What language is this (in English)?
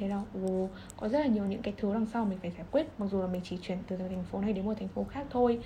Vietnamese